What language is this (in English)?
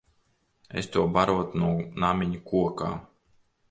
Latvian